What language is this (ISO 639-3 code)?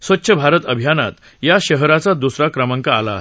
mar